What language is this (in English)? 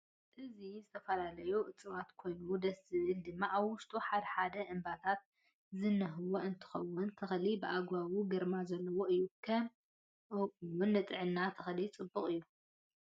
Tigrinya